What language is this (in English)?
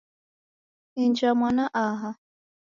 Taita